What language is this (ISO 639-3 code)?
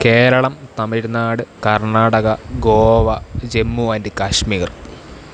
mal